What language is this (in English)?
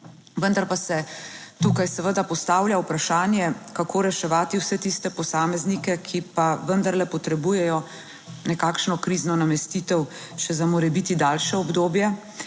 Slovenian